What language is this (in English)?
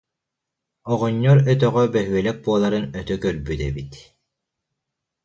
Yakut